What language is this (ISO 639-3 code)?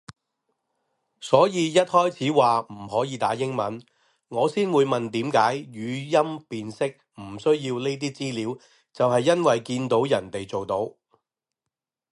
yue